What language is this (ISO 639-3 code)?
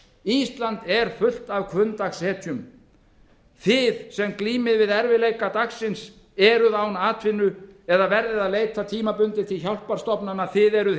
isl